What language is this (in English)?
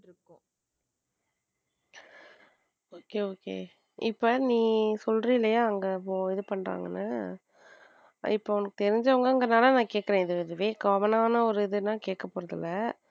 Tamil